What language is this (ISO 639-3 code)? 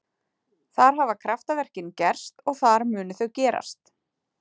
isl